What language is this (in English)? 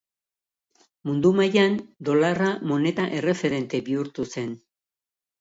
Basque